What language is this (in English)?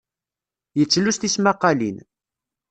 Kabyle